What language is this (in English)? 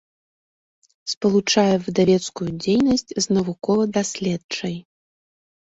Belarusian